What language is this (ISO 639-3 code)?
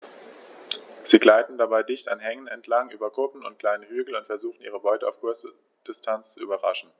deu